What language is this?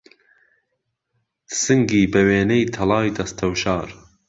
Central Kurdish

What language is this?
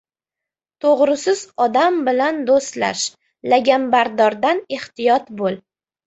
Uzbek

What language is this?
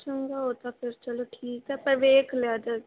Punjabi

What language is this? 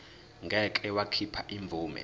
Zulu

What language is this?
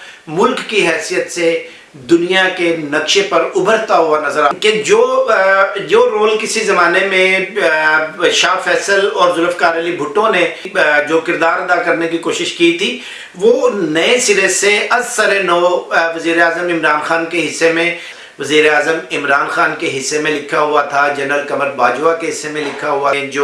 Urdu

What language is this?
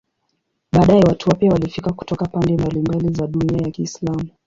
Swahili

